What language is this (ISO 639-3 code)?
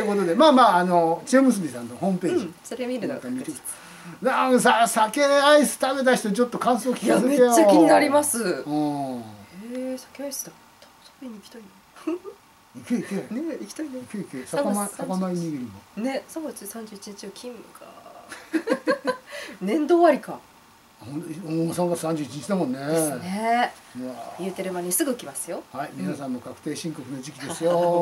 jpn